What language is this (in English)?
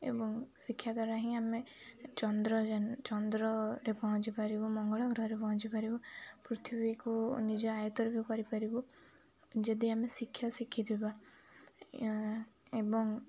Odia